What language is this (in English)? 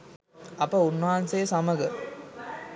Sinhala